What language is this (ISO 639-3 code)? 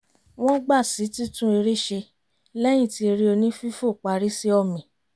yor